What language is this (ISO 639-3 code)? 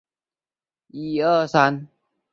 zho